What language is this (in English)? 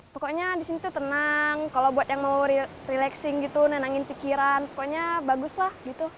Indonesian